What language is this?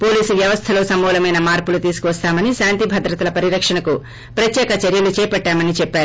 Telugu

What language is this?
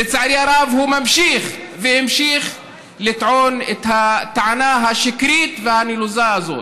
Hebrew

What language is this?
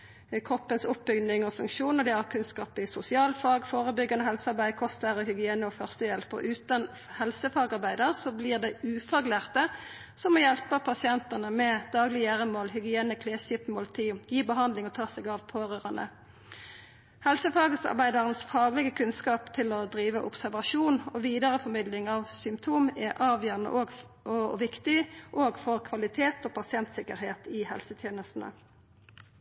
Norwegian Nynorsk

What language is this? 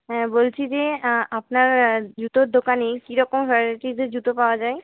Bangla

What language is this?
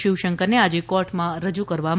Gujarati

